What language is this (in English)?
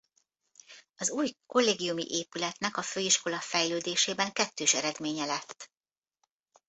Hungarian